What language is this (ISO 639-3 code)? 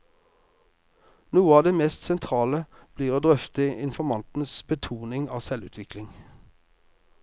nor